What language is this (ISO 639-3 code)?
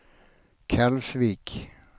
swe